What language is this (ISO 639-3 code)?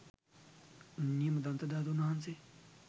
sin